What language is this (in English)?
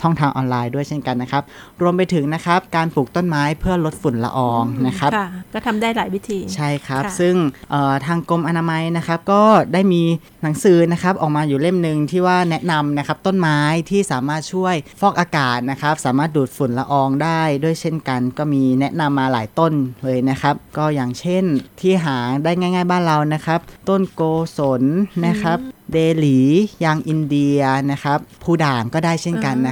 Thai